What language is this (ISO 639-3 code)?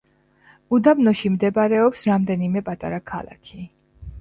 kat